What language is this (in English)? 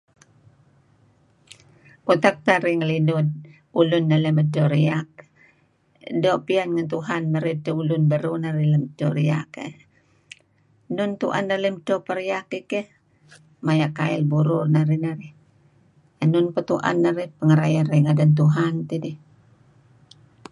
Kelabit